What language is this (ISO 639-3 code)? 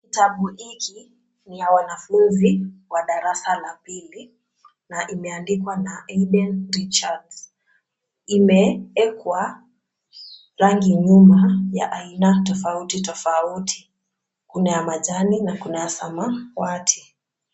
swa